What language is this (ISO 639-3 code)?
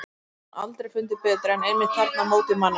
isl